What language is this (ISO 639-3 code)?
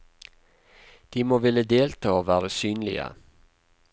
nor